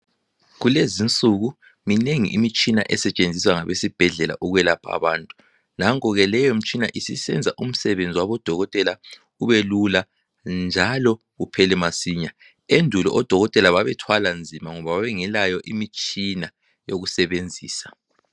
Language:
North Ndebele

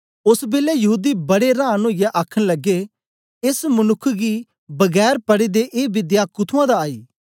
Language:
Dogri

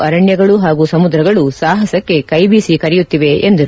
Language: Kannada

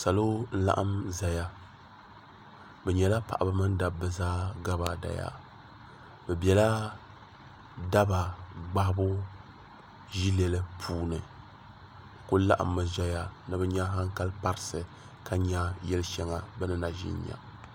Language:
Dagbani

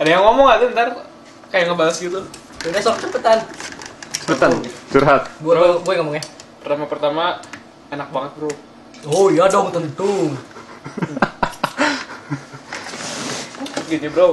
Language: Indonesian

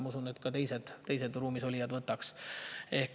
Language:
Estonian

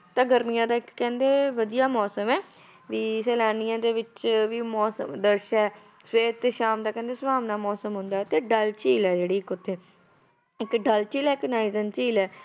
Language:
Punjabi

